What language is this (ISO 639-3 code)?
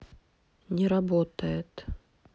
rus